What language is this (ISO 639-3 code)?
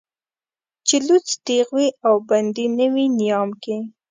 pus